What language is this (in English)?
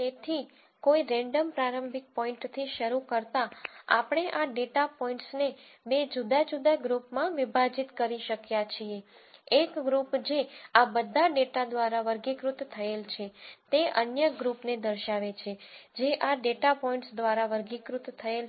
Gujarati